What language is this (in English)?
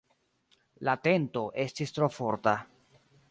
Esperanto